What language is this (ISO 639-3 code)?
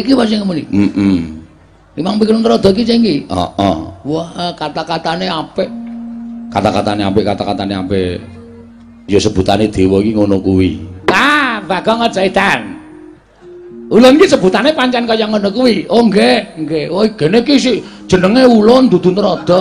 ind